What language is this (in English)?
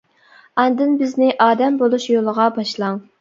Uyghur